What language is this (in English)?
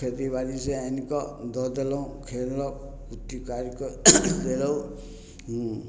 Maithili